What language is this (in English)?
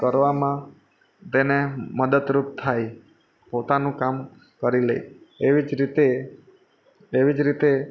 Gujarati